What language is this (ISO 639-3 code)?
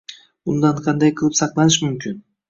uzb